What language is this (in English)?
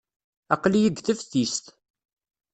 Kabyle